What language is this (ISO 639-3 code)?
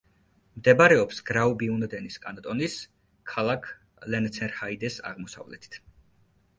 kat